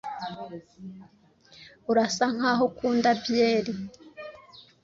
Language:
Kinyarwanda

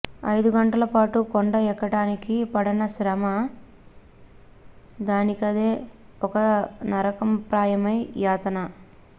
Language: Telugu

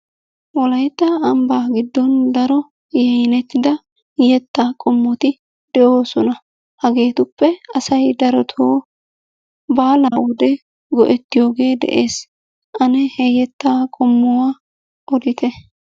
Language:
Wolaytta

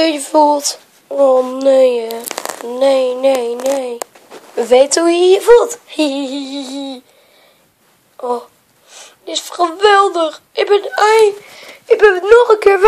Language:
Dutch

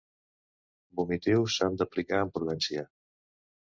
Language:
Catalan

